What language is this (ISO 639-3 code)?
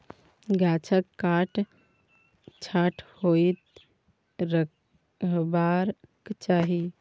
mai